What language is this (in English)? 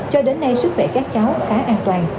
Vietnamese